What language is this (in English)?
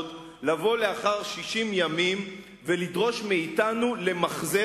Hebrew